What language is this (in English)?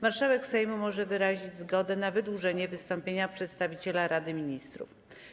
Polish